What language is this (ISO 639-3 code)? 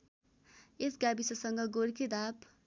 nep